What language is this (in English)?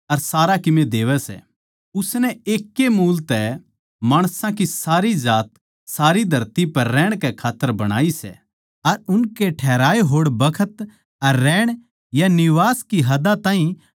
Haryanvi